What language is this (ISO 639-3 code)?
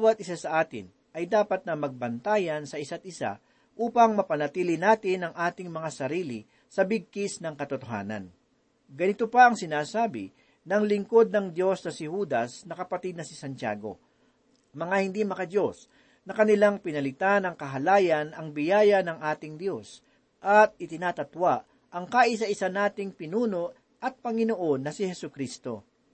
fil